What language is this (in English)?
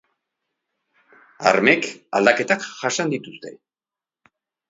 Basque